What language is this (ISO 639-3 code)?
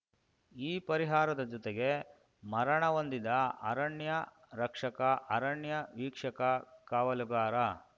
kan